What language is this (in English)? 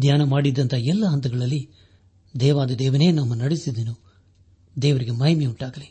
Kannada